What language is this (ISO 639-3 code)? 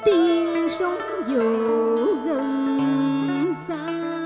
vie